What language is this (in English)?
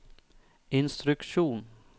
Norwegian